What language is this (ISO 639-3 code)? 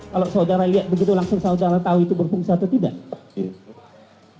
ind